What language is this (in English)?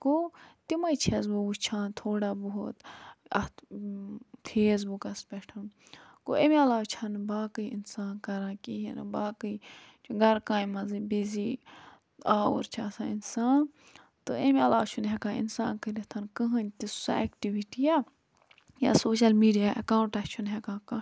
Kashmiri